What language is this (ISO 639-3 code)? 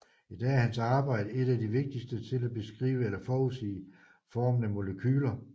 dan